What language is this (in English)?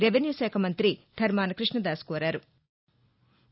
Telugu